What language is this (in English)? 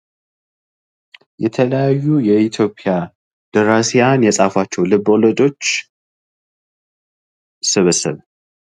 Amharic